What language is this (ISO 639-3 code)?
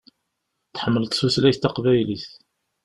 kab